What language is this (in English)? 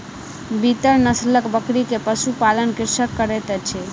Maithili